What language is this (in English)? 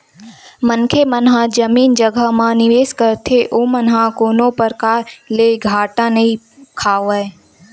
Chhattisgarhi